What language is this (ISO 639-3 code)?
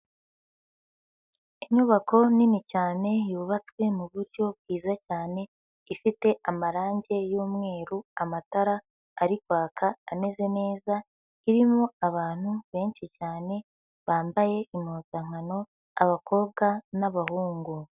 kin